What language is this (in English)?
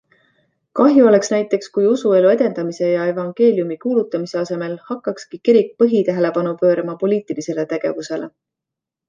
Estonian